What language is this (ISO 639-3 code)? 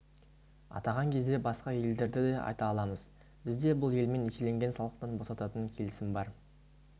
kaz